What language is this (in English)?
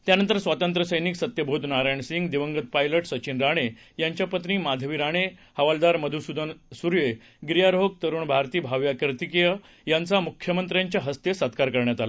Marathi